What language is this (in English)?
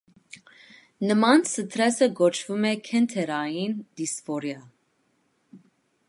Armenian